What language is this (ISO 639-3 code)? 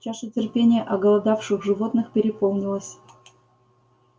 rus